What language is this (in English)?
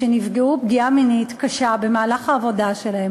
Hebrew